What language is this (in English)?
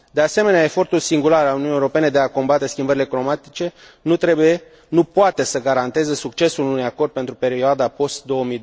Romanian